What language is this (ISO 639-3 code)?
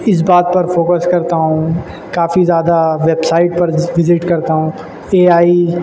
urd